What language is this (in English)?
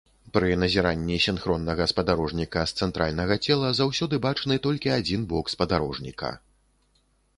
Belarusian